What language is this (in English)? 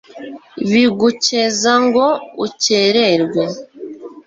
Kinyarwanda